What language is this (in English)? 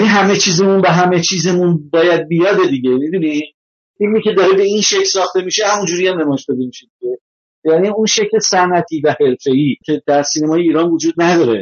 Persian